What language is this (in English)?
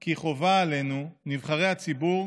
Hebrew